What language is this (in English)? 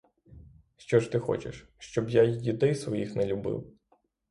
Ukrainian